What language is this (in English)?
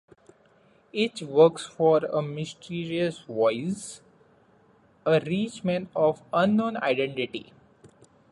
English